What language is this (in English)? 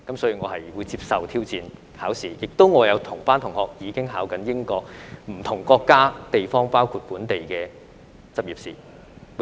Cantonese